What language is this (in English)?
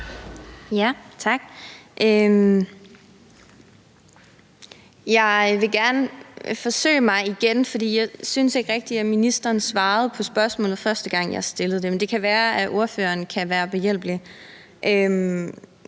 Danish